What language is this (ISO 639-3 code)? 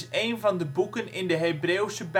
nld